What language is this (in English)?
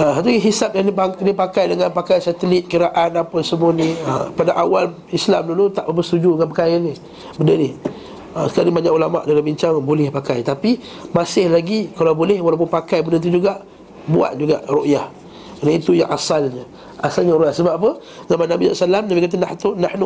Malay